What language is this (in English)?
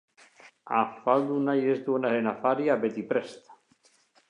Basque